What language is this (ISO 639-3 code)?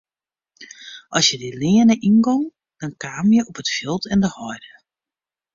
fry